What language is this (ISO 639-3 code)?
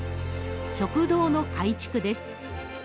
jpn